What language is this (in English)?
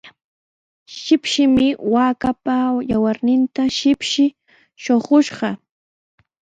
Sihuas Ancash Quechua